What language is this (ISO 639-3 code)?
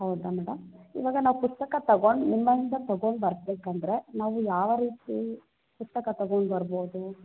kan